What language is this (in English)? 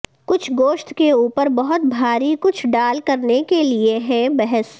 Urdu